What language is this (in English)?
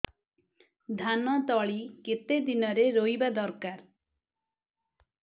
Odia